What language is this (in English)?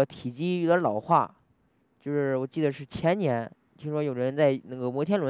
Chinese